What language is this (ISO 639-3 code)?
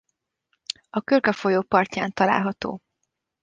hun